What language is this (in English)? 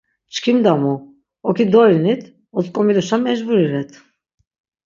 Laz